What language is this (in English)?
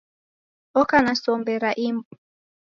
Taita